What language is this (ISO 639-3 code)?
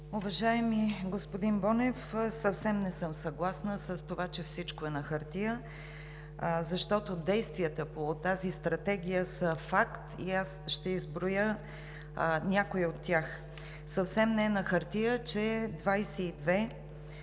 bul